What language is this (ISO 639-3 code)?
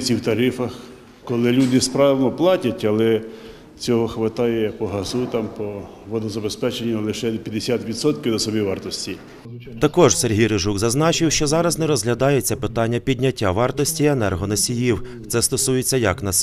ukr